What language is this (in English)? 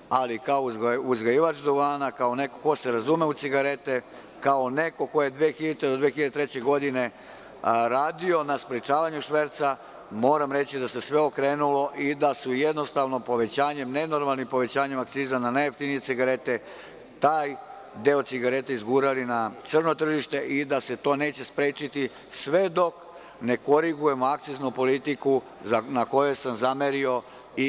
Serbian